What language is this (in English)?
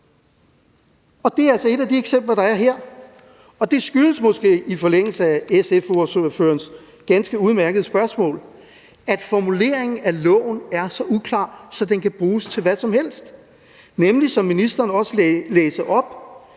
Danish